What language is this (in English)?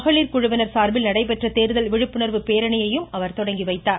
Tamil